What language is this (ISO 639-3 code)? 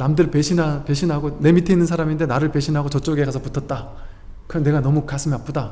kor